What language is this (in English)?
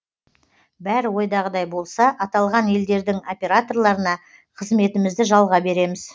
Kazakh